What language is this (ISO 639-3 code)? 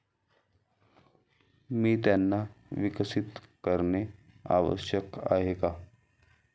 mar